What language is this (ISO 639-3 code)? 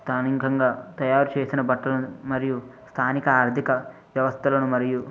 tel